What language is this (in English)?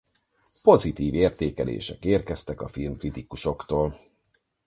Hungarian